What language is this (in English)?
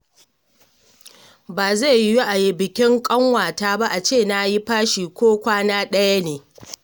Hausa